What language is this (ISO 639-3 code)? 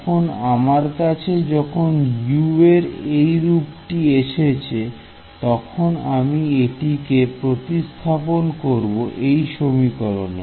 ben